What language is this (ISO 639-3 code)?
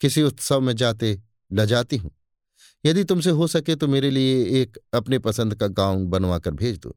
hin